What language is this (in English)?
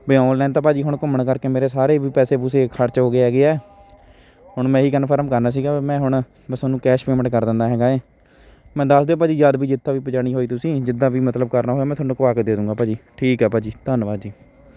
Punjabi